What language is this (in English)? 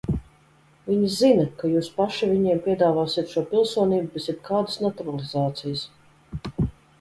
Latvian